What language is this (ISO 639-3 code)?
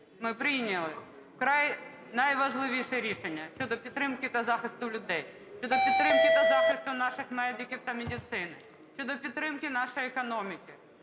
ukr